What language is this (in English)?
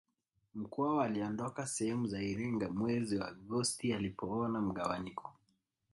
Swahili